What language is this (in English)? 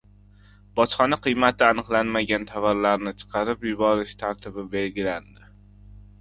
Uzbek